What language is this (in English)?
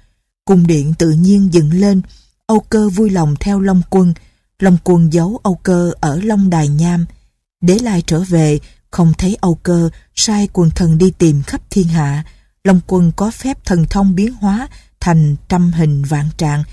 Vietnamese